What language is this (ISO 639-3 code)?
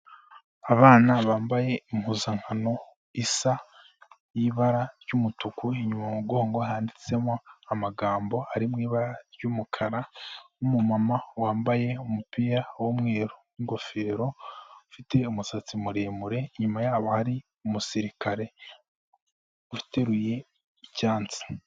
kin